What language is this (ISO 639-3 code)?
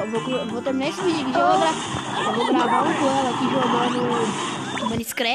por